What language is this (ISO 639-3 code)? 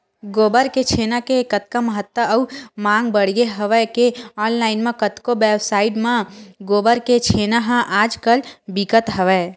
hne